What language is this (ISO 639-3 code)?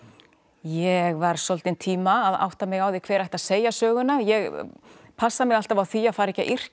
isl